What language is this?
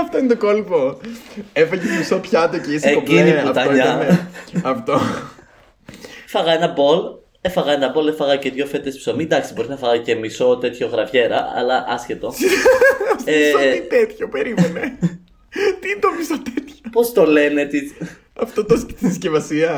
Greek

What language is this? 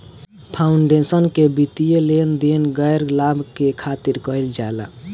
Bhojpuri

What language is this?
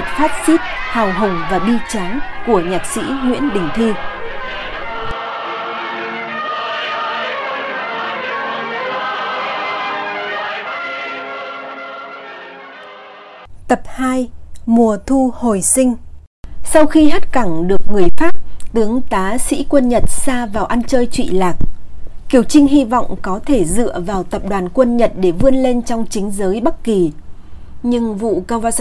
Vietnamese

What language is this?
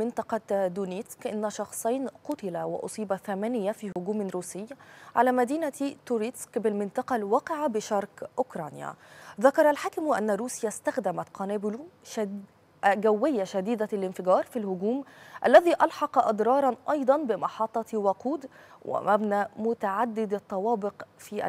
Arabic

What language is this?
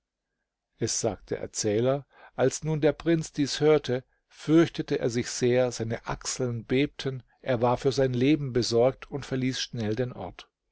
German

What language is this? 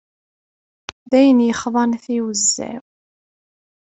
Kabyle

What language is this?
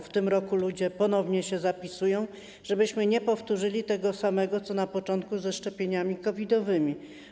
Polish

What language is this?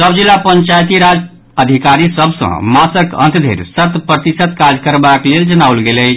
Maithili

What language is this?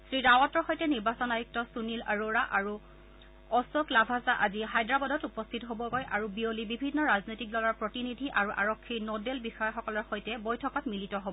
Assamese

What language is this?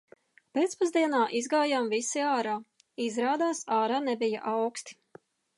Latvian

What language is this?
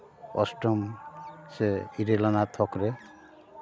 Santali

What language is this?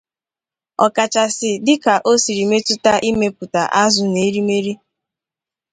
Igbo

